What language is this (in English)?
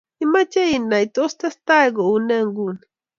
Kalenjin